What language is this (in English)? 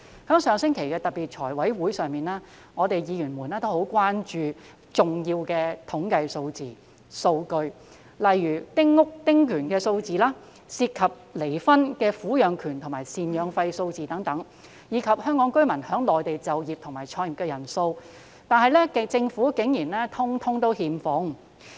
Cantonese